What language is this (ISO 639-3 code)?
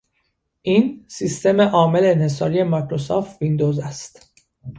fas